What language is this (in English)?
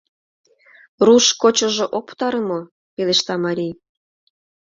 Mari